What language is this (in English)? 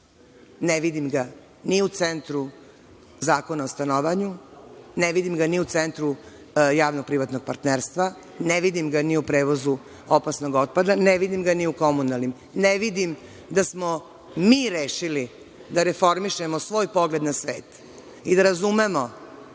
Serbian